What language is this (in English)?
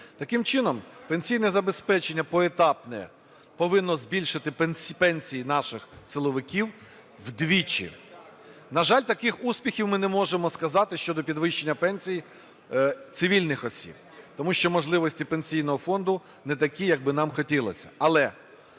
Ukrainian